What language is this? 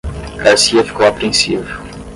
Portuguese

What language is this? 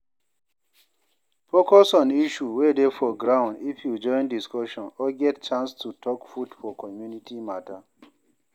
Nigerian Pidgin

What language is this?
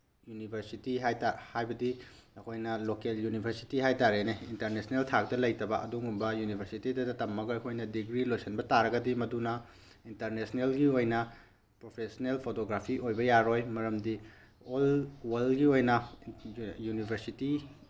Manipuri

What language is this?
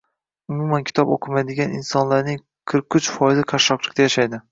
Uzbek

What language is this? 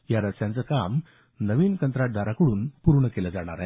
Marathi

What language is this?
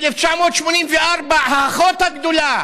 Hebrew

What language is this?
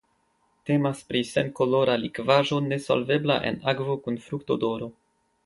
Esperanto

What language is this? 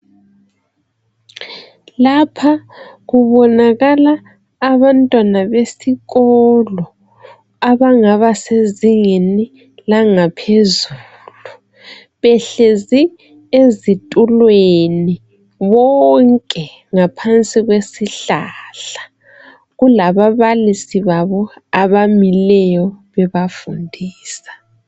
North Ndebele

